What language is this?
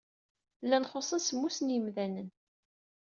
Kabyle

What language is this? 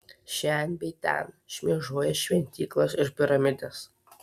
Lithuanian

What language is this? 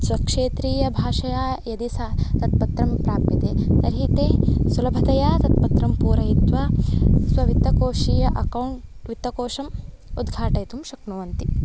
Sanskrit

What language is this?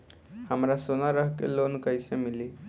Bhojpuri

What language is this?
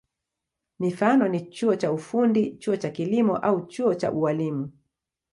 Swahili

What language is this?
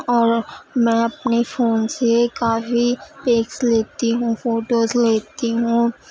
Urdu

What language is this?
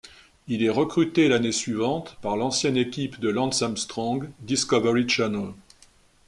French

